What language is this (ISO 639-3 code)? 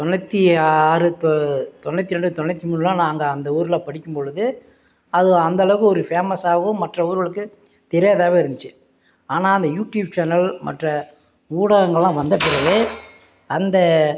tam